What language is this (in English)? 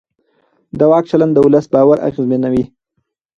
Pashto